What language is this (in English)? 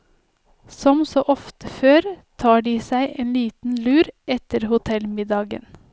Norwegian